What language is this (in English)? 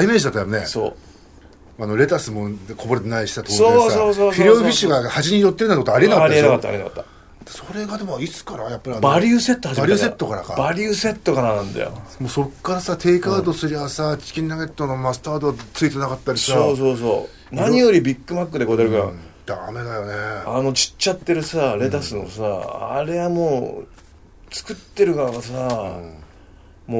Japanese